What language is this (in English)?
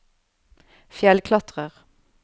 Norwegian